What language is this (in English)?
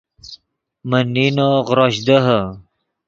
Yidgha